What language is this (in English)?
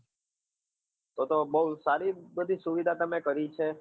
Gujarati